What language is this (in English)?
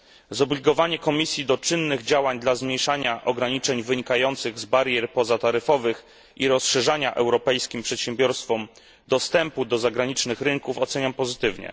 Polish